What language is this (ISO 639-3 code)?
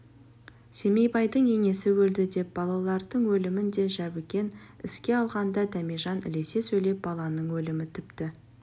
kaz